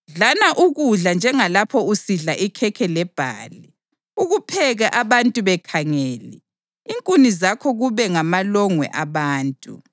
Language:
North Ndebele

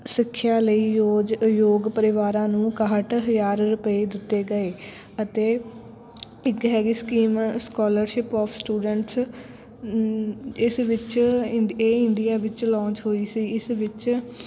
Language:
Punjabi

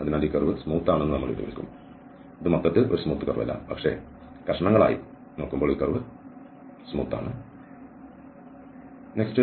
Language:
Malayalam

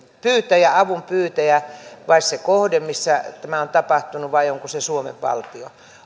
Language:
Finnish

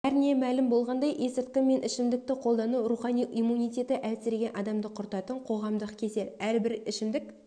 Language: Kazakh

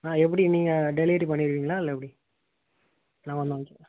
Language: Tamil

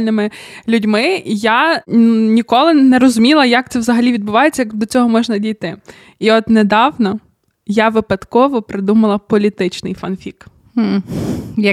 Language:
Ukrainian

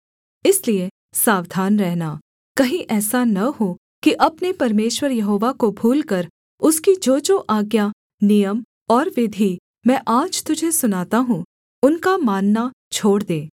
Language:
Hindi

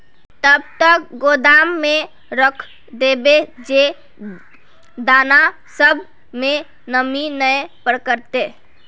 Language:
Magahi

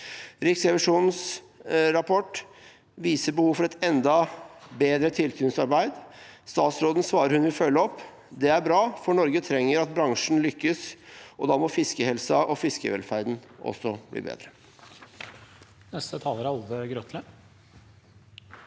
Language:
Norwegian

